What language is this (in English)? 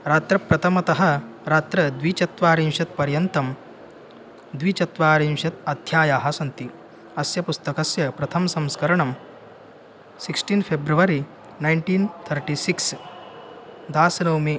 Sanskrit